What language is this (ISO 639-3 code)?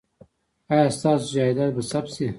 pus